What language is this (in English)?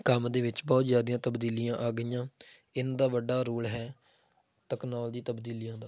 Punjabi